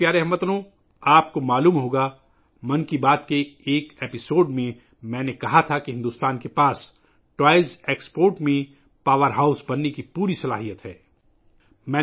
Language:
Urdu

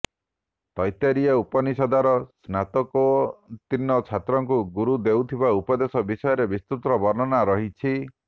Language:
Odia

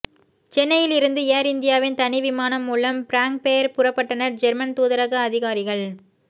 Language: Tamil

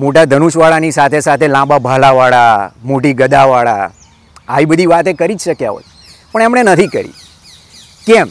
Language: Gujarati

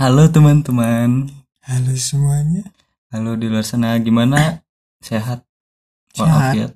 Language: Indonesian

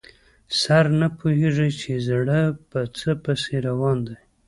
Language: Pashto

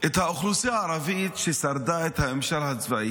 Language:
Hebrew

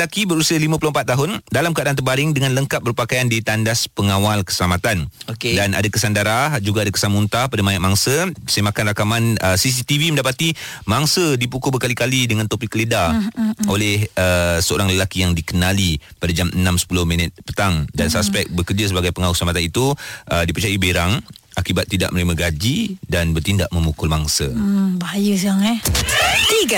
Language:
Malay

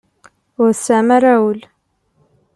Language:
Kabyle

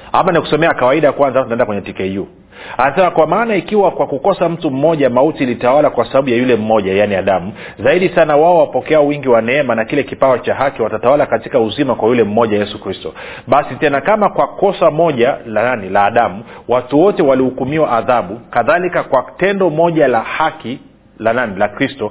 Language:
Swahili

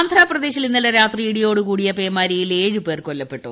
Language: Malayalam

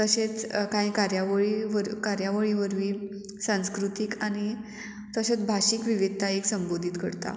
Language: Konkani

